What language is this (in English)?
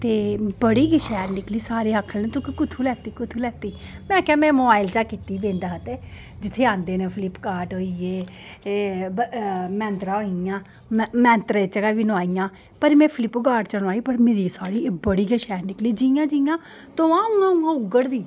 Dogri